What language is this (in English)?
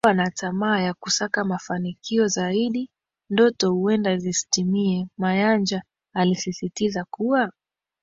Swahili